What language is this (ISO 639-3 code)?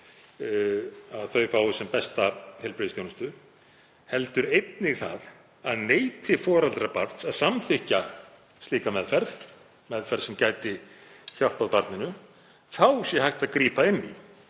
isl